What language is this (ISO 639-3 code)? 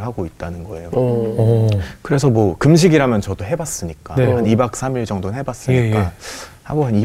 kor